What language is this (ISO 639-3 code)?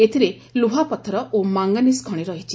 ori